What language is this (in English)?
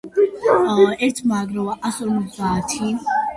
Georgian